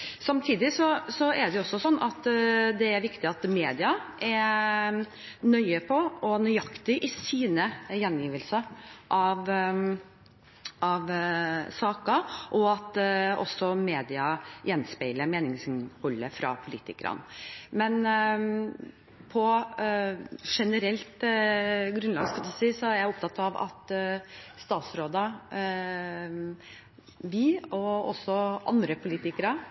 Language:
Norwegian Bokmål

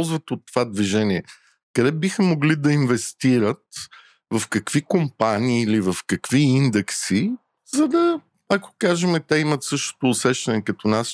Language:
Bulgarian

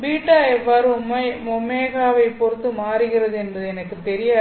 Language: Tamil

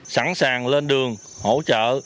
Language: Vietnamese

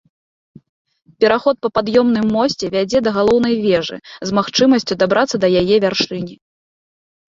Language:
Belarusian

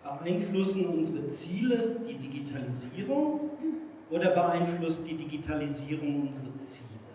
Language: German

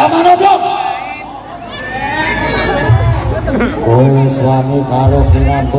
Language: Indonesian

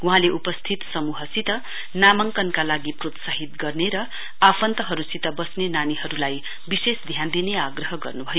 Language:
Nepali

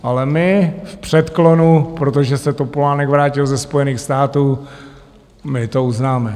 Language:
Czech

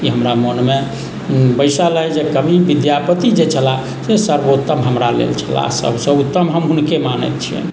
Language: Maithili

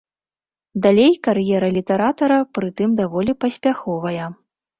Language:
Belarusian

